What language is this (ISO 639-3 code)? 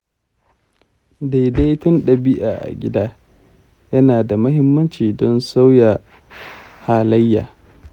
hau